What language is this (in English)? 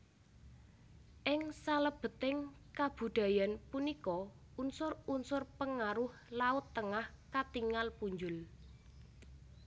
Javanese